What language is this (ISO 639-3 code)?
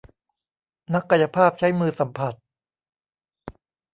tha